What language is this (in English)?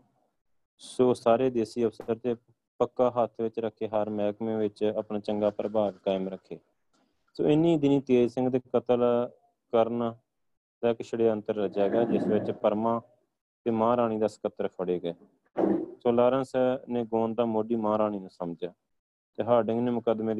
Punjabi